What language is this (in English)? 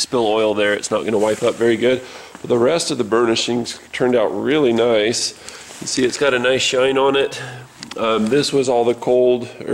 English